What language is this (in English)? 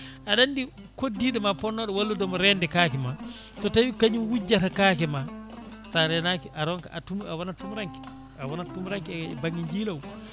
Fula